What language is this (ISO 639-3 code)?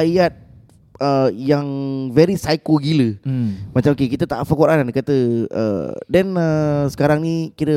msa